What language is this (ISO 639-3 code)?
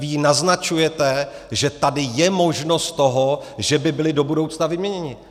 ces